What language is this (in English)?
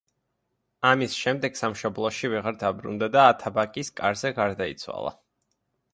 Georgian